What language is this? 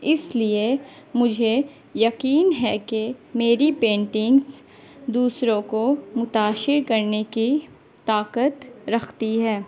Urdu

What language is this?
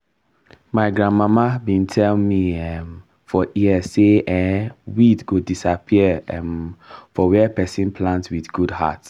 Nigerian Pidgin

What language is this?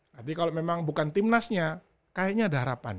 Indonesian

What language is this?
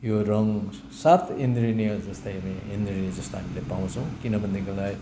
Nepali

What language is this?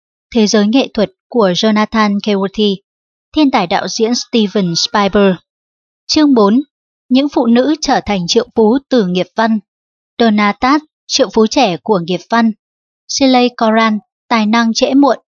Vietnamese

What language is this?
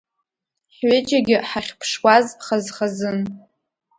Abkhazian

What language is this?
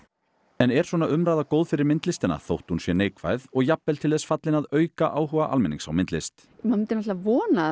Icelandic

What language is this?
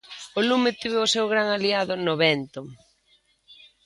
Galician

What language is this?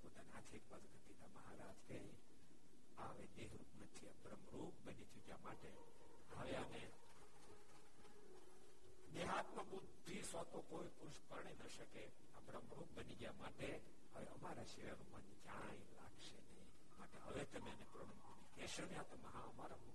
Gujarati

